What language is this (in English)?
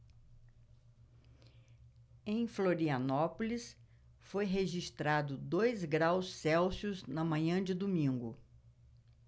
Portuguese